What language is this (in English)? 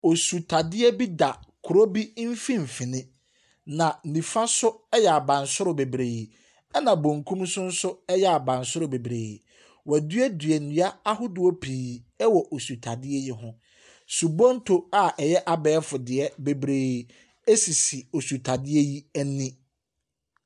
Akan